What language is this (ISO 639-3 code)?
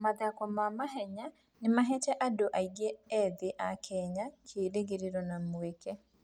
kik